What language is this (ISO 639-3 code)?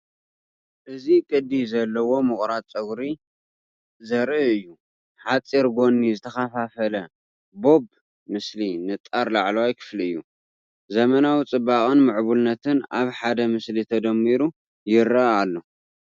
tir